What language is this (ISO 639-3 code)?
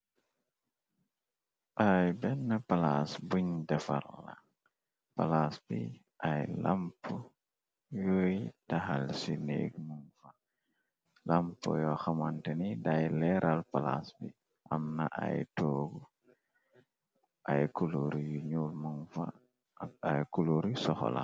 wol